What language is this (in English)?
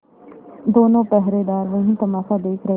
Hindi